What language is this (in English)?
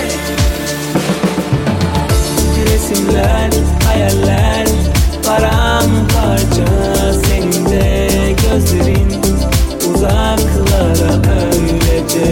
Turkish